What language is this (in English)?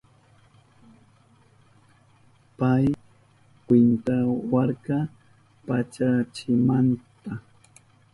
Southern Pastaza Quechua